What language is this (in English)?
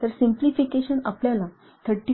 Marathi